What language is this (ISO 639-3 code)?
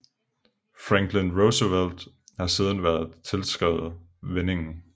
dan